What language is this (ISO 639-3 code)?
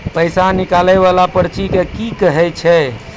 mai